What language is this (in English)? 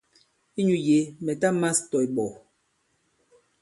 Bankon